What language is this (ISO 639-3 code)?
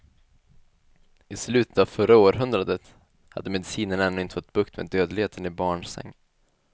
swe